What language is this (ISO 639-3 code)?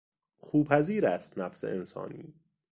fas